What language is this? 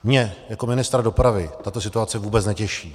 Czech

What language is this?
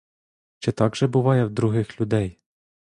Ukrainian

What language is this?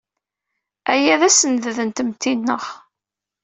Kabyle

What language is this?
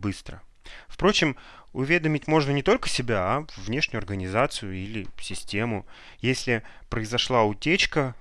Russian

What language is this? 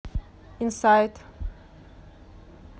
Russian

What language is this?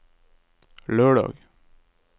Norwegian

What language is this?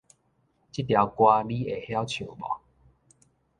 Min Nan Chinese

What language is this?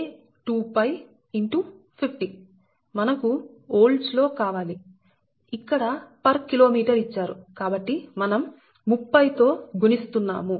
Telugu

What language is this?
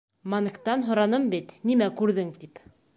Bashkir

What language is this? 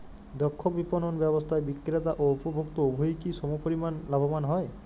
Bangla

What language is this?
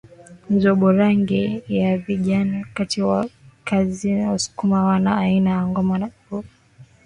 Swahili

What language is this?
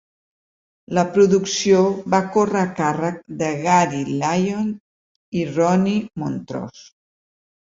Catalan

